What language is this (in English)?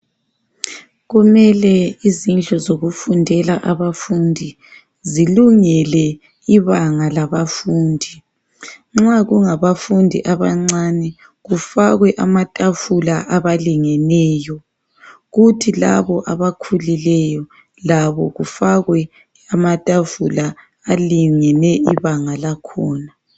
North Ndebele